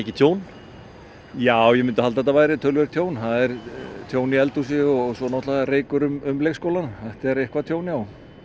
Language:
Icelandic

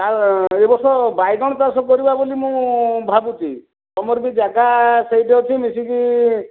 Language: Odia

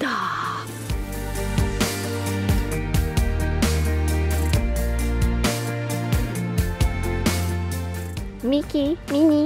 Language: Romanian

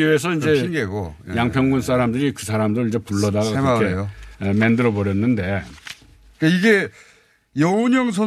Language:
Korean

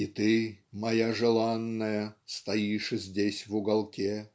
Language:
Russian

